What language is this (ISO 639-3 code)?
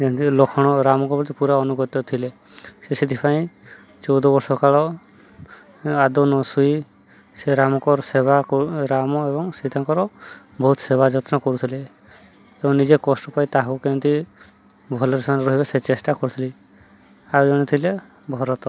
ori